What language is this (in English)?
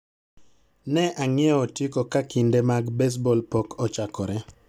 Luo (Kenya and Tanzania)